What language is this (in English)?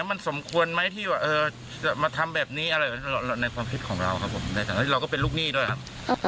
Thai